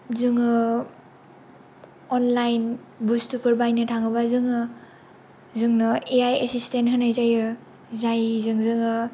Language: Bodo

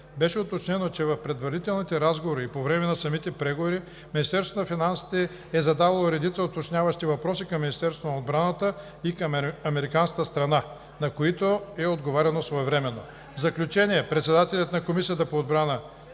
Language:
Bulgarian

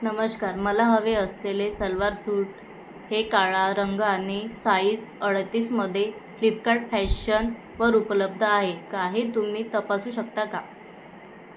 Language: Marathi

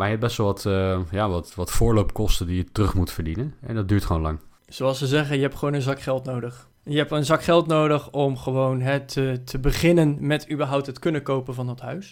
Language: Dutch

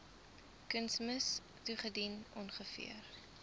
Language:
Afrikaans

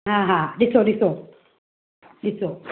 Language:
Sindhi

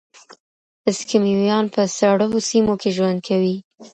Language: Pashto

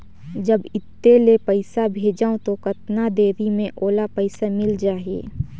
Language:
Chhattisgarhi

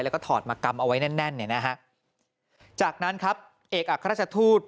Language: Thai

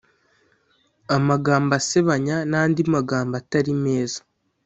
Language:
Kinyarwanda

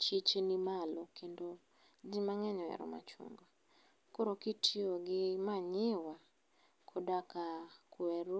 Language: Luo (Kenya and Tanzania)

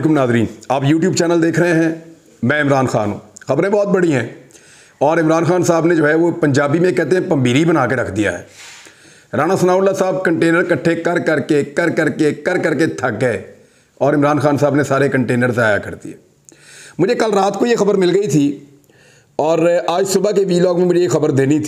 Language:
Hindi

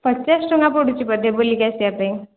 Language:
Odia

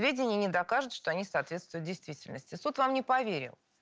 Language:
Russian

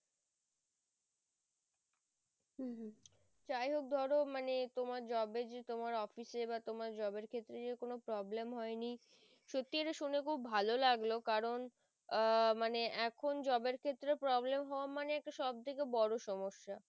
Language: Bangla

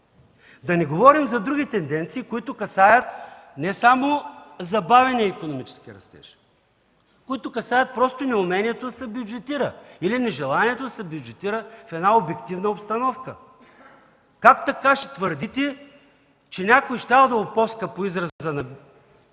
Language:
Bulgarian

